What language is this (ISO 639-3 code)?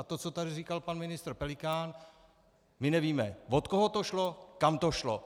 ces